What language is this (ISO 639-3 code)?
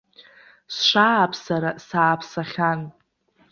abk